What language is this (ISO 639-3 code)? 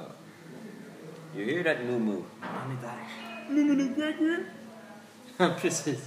swe